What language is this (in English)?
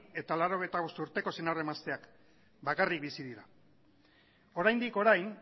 Basque